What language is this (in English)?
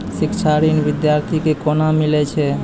Maithili